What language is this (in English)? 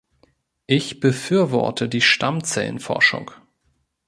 German